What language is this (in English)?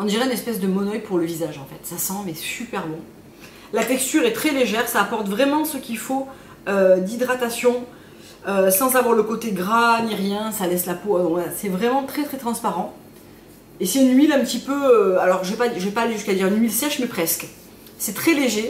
French